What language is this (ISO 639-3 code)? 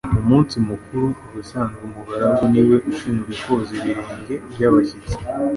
kin